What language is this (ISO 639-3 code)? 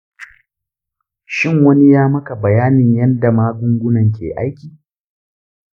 hau